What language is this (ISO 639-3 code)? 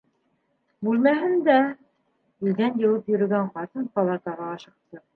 bak